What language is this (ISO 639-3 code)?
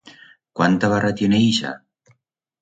arg